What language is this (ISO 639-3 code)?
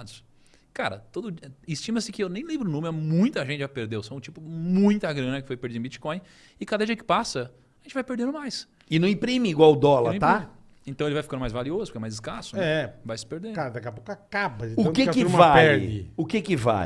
por